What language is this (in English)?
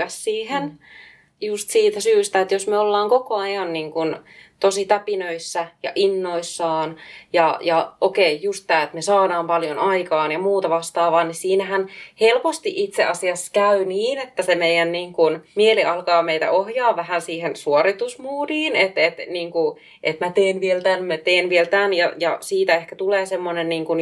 Finnish